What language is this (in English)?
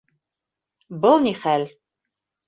Bashkir